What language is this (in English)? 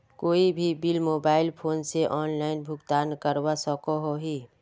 Magahi